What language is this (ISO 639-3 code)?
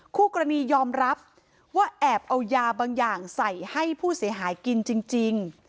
tha